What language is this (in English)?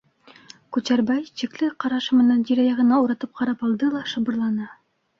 Bashkir